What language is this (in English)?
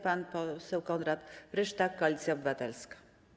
Polish